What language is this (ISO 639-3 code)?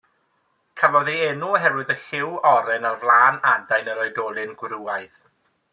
cym